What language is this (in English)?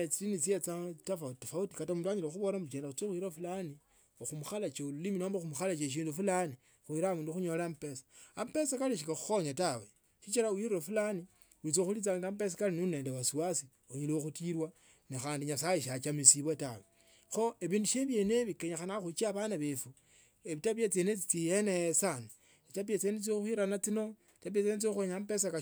Tsotso